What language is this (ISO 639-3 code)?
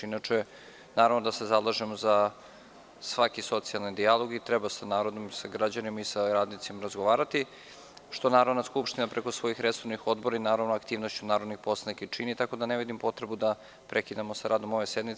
srp